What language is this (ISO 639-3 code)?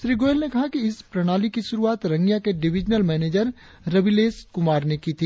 hin